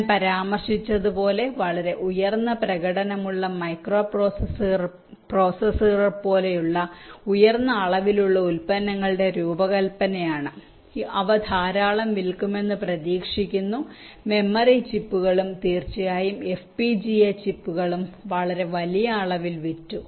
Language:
Malayalam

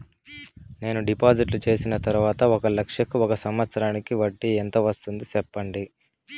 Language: Telugu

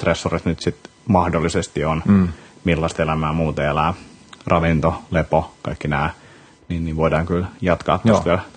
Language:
Finnish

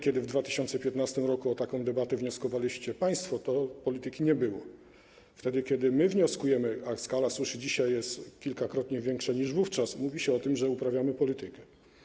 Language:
Polish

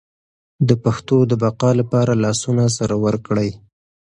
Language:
Pashto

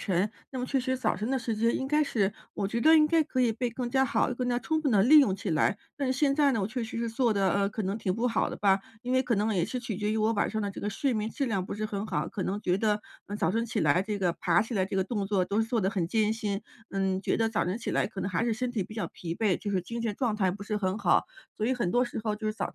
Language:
Chinese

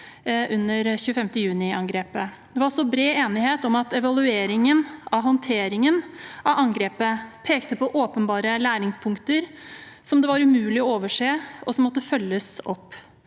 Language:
Norwegian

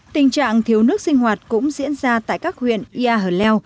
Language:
Vietnamese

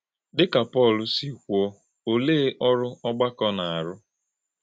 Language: Igbo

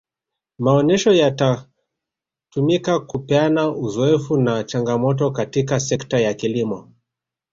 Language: Swahili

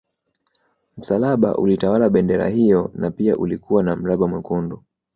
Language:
Swahili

